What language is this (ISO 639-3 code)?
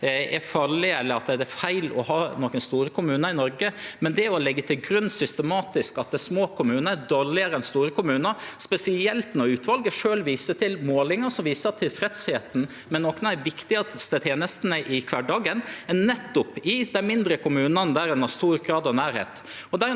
nor